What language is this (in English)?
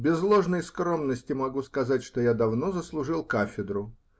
Russian